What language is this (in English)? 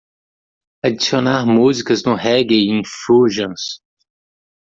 Portuguese